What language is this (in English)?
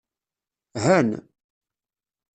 Kabyle